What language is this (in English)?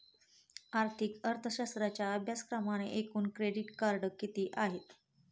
Marathi